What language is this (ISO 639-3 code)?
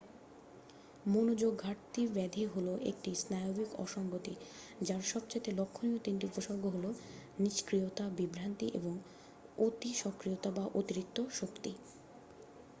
ben